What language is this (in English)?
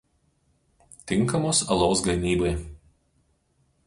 Lithuanian